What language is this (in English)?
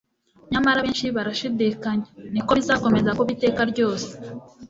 Kinyarwanda